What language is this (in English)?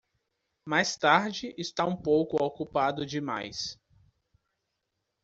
Portuguese